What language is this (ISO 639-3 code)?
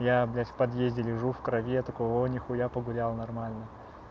rus